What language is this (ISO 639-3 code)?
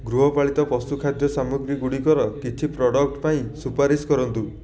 ori